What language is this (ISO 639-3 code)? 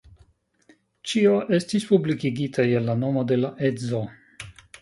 epo